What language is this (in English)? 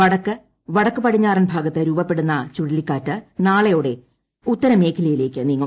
Malayalam